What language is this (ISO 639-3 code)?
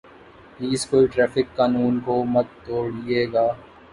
urd